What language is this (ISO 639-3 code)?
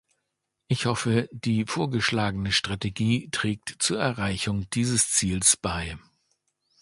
deu